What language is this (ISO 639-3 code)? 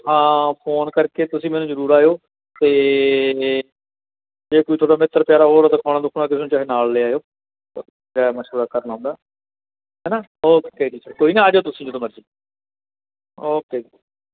pan